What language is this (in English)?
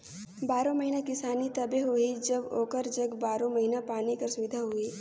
Chhattisgarhi